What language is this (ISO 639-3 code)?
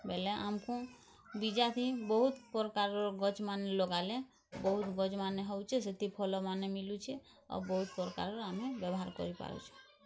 ori